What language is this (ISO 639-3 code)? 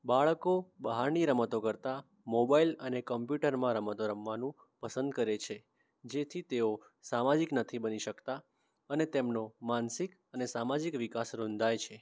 guj